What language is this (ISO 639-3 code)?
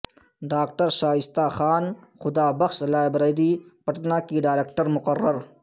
urd